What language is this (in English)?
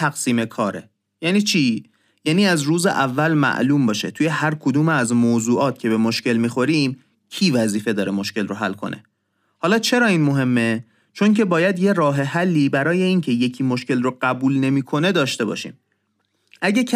Persian